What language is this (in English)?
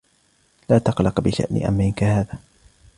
Arabic